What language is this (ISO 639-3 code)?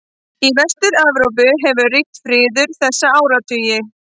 isl